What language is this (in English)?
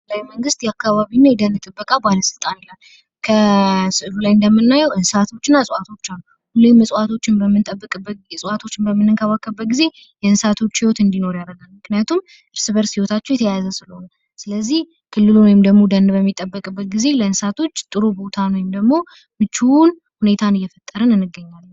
Amharic